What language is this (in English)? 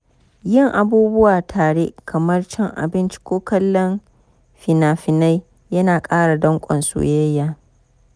Hausa